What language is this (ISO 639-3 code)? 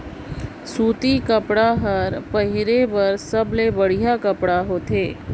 hne